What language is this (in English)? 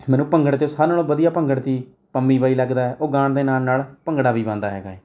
Punjabi